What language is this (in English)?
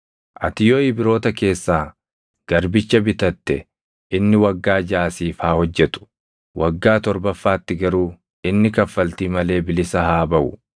Oromo